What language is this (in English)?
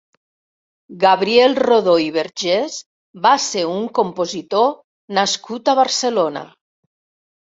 Catalan